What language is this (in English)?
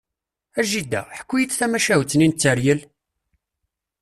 Kabyle